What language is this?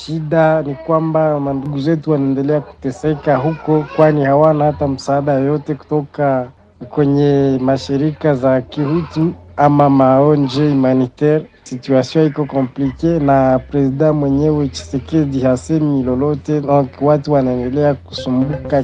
Swahili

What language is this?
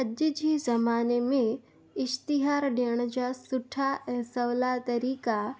Sindhi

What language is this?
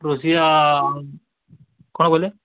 Odia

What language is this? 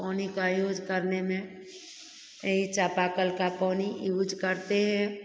Hindi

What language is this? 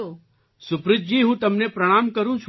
Gujarati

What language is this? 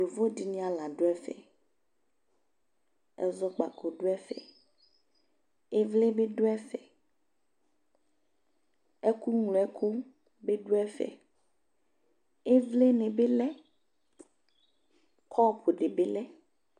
Ikposo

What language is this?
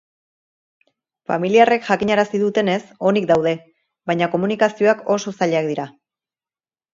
Basque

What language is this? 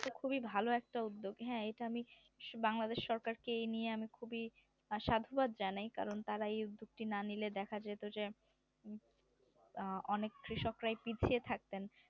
Bangla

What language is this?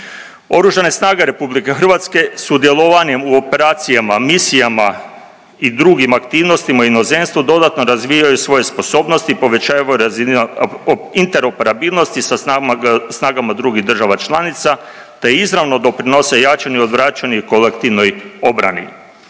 Croatian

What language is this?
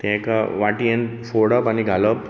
Konkani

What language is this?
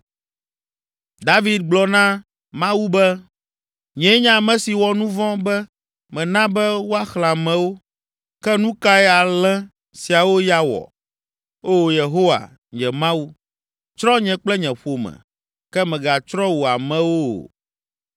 Ewe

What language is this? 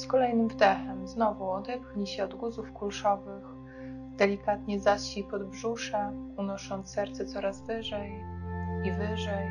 Polish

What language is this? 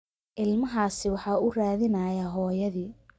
Somali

